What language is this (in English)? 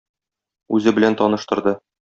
Tatar